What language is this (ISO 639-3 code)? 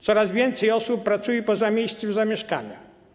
pol